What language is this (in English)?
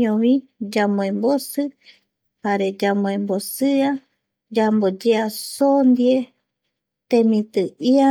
Eastern Bolivian Guaraní